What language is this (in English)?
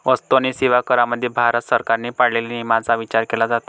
Marathi